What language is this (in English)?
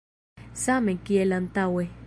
Esperanto